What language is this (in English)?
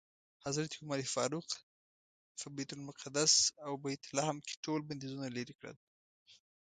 Pashto